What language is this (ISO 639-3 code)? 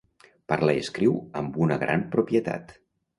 cat